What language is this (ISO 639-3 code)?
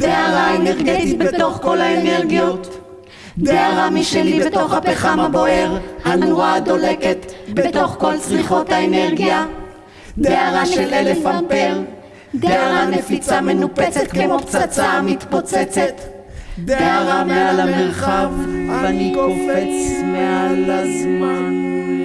heb